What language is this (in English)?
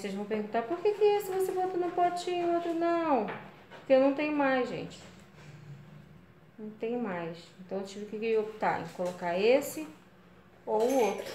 Portuguese